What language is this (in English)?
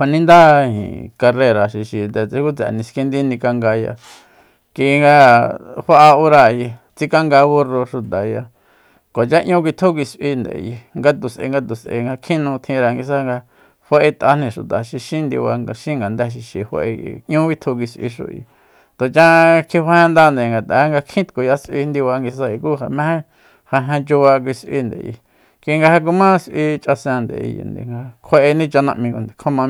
Soyaltepec Mazatec